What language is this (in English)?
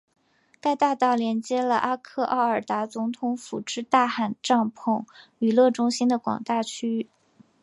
Chinese